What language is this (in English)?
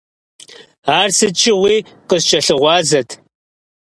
Kabardian